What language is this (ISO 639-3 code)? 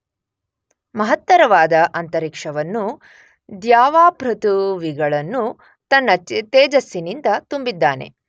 kan